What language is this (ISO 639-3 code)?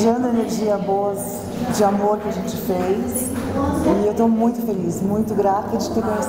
por